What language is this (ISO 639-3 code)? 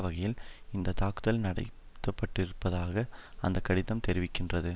tam